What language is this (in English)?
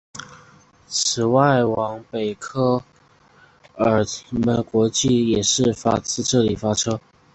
Chinese